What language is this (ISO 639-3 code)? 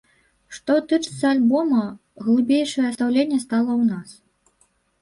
bel